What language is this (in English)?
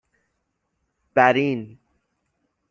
Persian